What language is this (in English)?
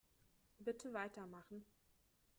German